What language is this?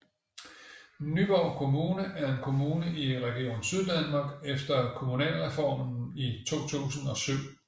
Danish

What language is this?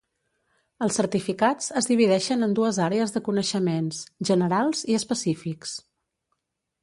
Catalan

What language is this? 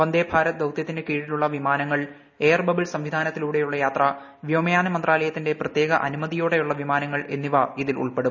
Malayalam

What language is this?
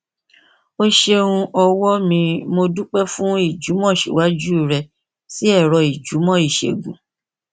Yoruba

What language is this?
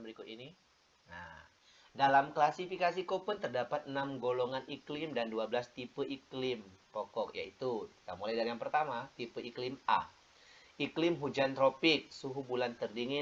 Indonesian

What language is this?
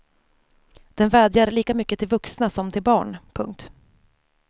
Swedish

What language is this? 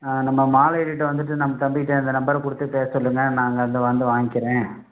Tamil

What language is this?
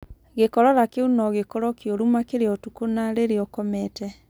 Kikuyu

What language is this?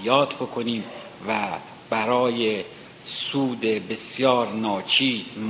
Persian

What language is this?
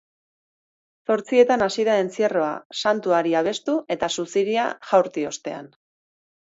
Basque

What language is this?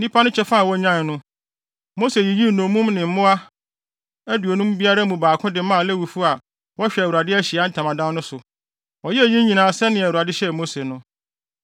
Akan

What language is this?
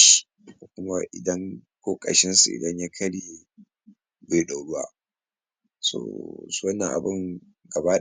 Hausa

